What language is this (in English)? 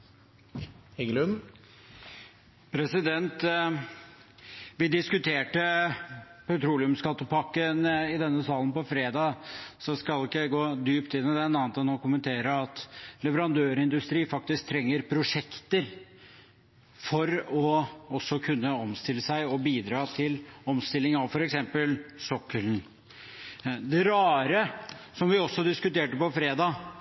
Norwegian